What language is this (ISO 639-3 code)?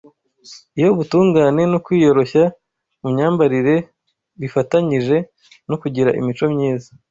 kin